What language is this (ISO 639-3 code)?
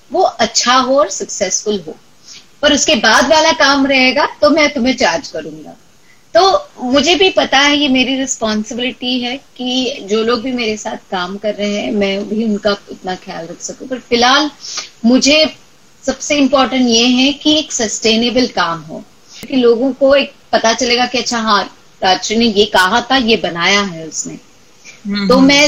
eng